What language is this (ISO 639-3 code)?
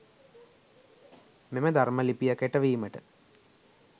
sin